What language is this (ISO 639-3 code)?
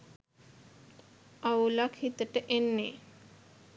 sin